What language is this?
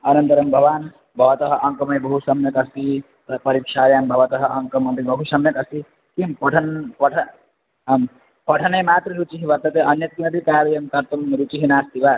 Sanskrit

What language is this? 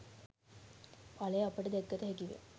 Sinhala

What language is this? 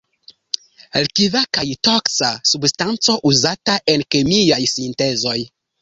Esperanto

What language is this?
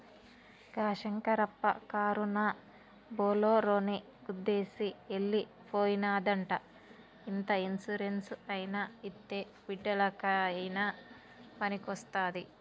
Telugu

